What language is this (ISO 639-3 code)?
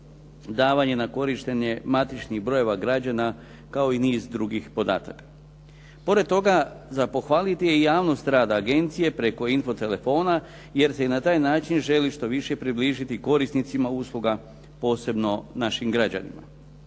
hrv